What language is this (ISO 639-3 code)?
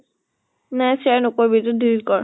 asm